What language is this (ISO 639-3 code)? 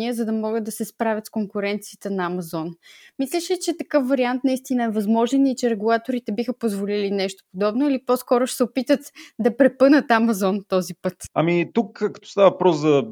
bul